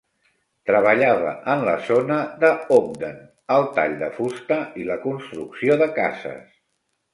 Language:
Catalan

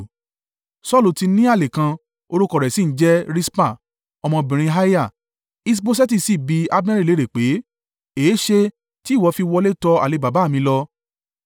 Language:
Yoruba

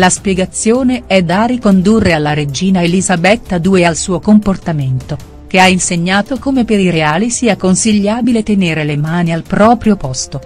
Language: Italian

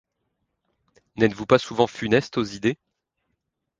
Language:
French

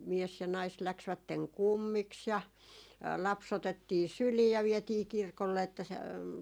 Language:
Finnish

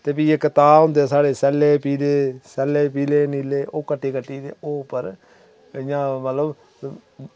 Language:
Dogri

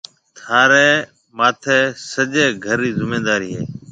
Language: Marwari (Pakistan)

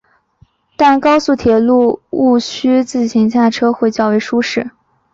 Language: Chinese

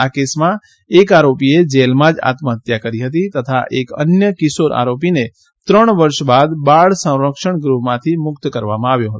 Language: Gujarati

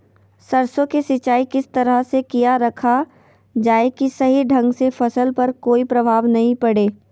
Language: Magahi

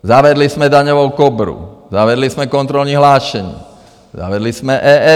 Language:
Czech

